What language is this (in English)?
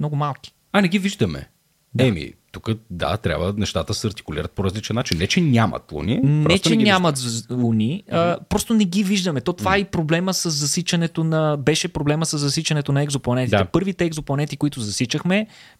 Bulgarian